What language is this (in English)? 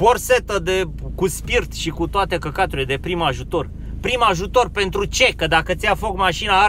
Romanian